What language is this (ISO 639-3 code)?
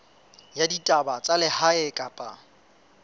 sot